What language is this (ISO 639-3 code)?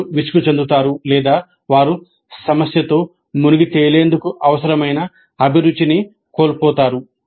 tel